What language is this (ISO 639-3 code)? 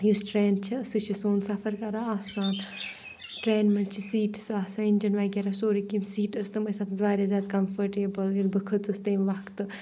kas